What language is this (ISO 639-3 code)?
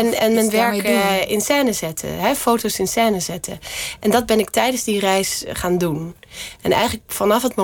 nld